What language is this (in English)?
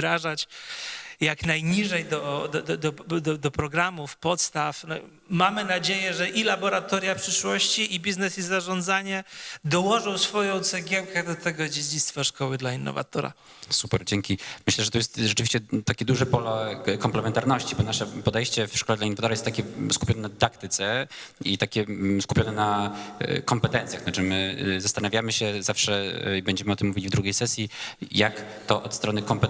Polish